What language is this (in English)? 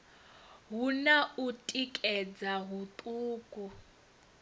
Venda